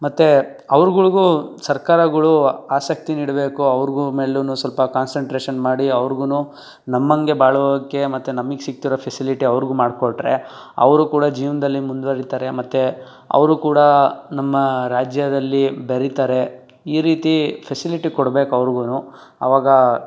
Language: Kannada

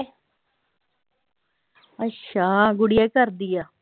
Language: Punjabi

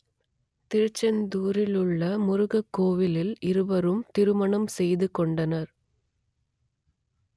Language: Tamil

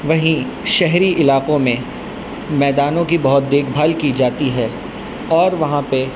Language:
Urdu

